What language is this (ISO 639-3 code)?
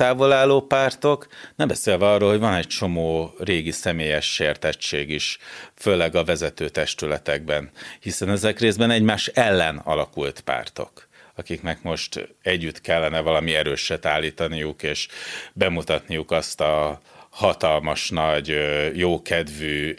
hun